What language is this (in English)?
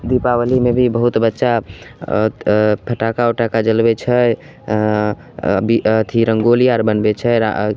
Maithili